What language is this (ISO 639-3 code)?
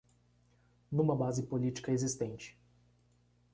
por